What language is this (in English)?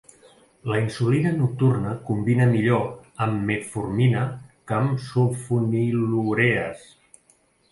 Catalan